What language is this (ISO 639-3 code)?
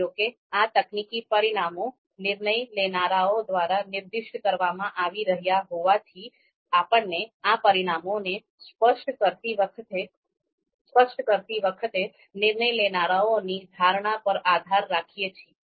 guj